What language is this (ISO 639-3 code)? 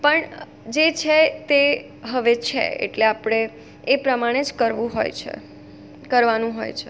guj